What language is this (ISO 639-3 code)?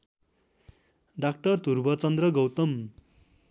nep